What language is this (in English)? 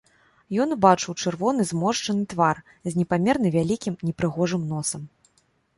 Belarusian